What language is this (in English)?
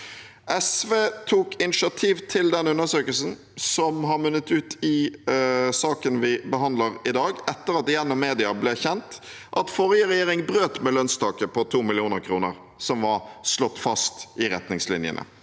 Norwegian